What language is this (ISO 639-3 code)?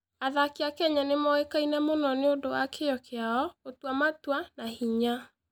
kik